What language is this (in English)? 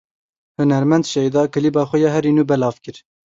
Kurdish